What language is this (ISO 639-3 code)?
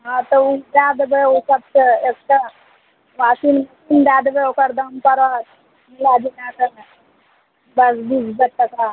mai